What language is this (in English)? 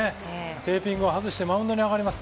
Japanese